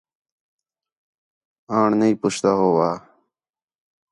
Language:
Khetrani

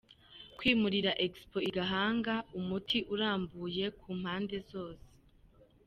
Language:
Kinyarwanda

